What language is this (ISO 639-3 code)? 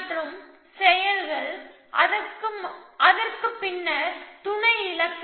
tam